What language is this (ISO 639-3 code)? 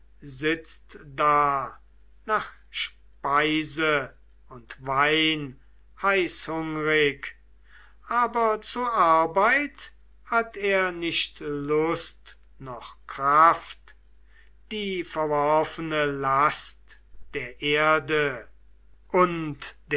deu